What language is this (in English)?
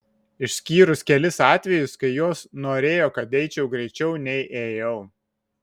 Lithuanian